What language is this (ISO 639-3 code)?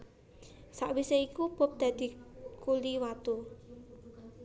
jav